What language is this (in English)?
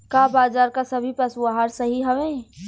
Bhojpuri